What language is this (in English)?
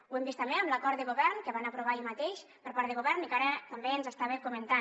Catalan